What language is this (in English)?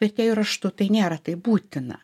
Lithuanian